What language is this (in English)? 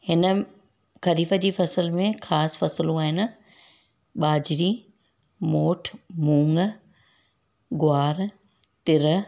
Sindhi